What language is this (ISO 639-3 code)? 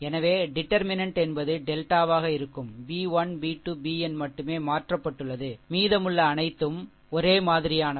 tam